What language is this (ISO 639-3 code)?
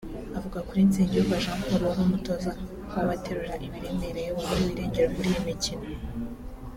kin